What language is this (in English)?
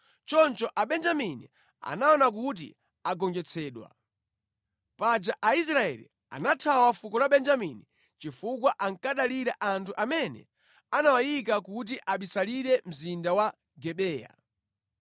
Nyanja